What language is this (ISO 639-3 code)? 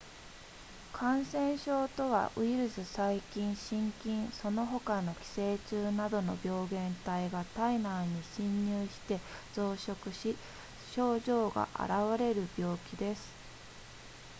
jpn